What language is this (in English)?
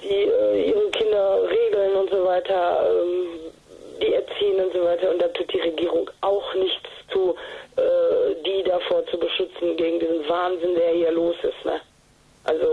German